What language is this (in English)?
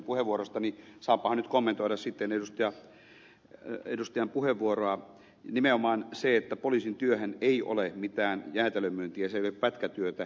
Finnish